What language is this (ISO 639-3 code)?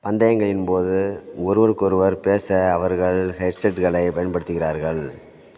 tam